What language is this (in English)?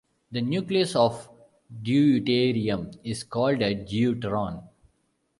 English